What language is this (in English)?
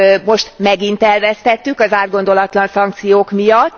Hungarian